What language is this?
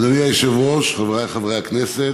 Hebrew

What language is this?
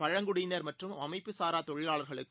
Tamil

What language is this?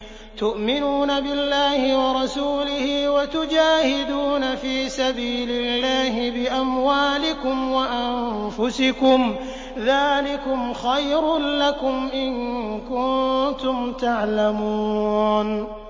Arabic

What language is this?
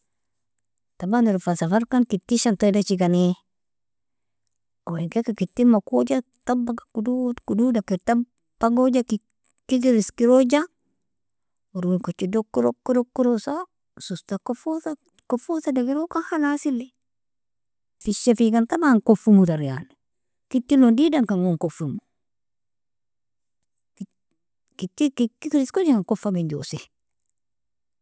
Nobiin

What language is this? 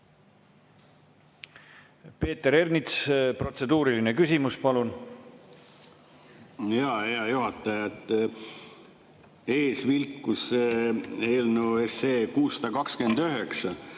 Estonian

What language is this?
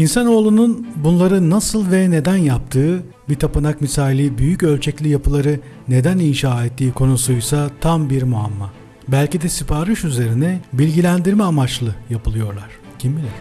Turkish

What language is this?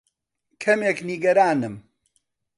Central Kurdish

